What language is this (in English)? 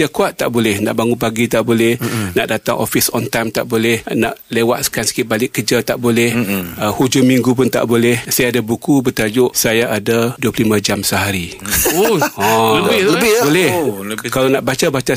Malay